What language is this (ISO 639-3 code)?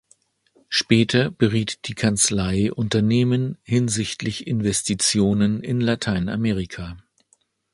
deu